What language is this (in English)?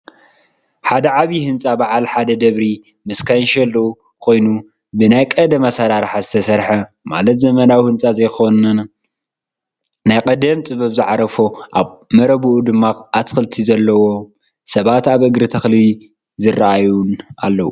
Tigrinya